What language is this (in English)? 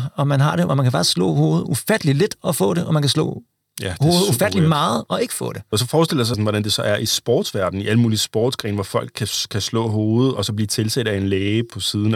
Danish